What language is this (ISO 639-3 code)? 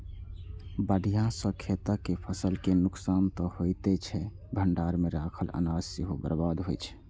mai